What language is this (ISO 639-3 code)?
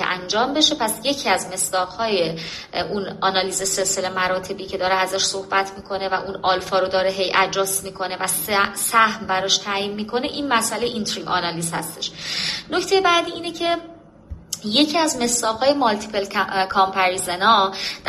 fas